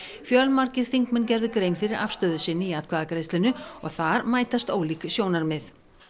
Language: Icelandic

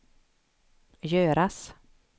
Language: Swedish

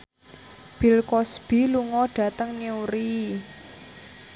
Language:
Javanese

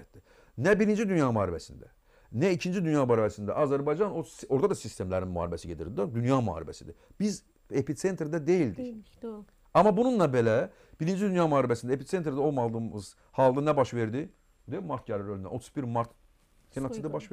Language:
Turkish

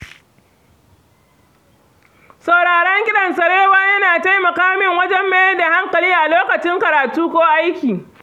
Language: Hausa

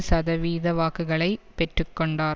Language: Tamil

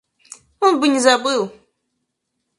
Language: Russian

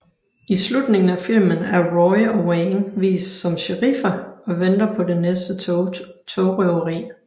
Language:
Danish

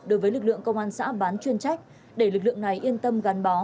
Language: Vietnamese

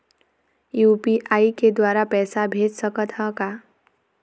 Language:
Chhattisgarhi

